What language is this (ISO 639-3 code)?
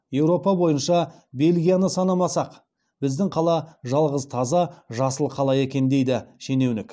kaz